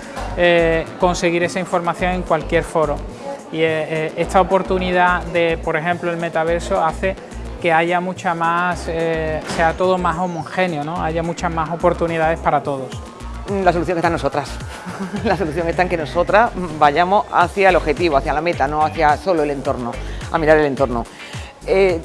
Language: Spanish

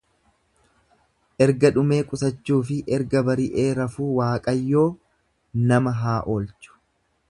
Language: Oromo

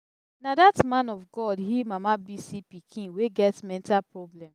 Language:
Nigerian Pidgin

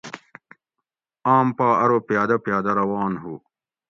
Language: Gawri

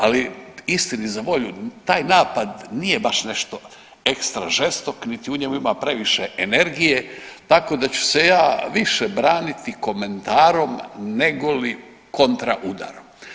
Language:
Croatian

